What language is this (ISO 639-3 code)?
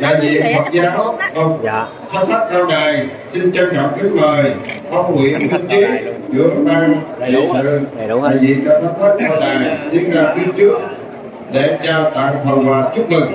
vie